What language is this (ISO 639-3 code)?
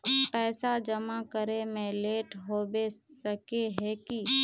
mag